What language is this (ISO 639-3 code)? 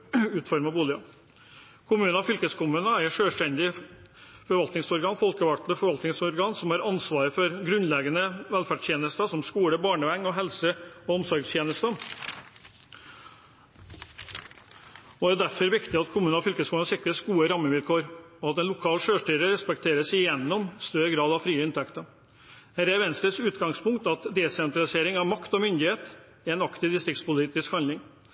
nob